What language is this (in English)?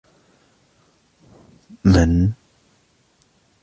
Arabic